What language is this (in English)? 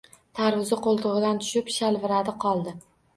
Uzbek